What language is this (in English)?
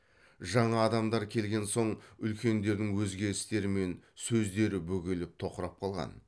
Kazakh